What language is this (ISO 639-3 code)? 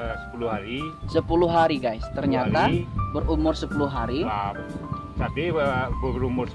ind